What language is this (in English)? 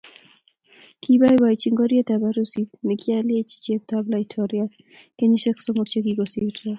Kalenjin